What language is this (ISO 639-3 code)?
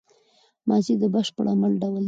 pus